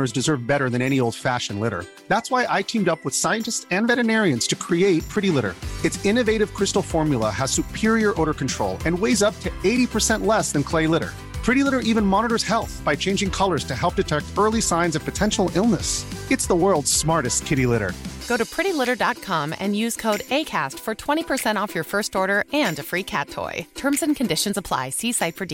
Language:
Urdu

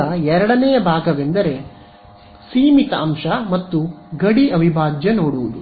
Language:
Kannada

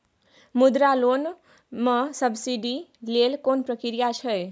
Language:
Maithili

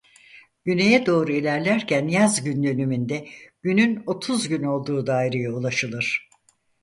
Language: Turkish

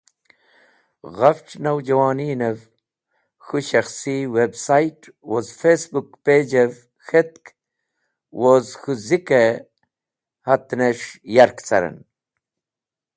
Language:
Wakhi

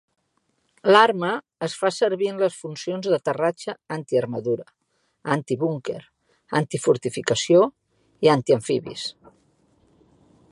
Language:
Catalan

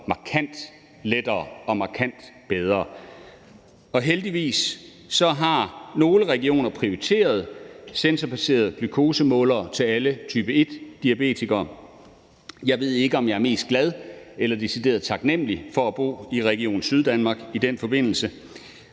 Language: Danish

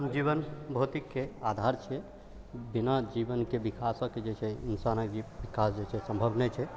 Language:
Maithili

